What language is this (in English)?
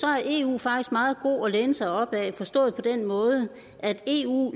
Danish